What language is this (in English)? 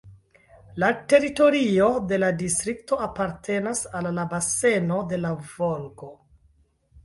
Esperanto